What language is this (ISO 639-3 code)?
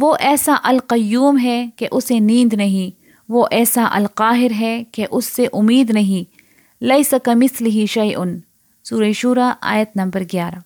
urd